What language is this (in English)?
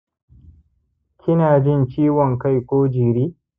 Hausa